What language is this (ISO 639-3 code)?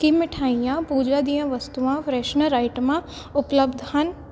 pan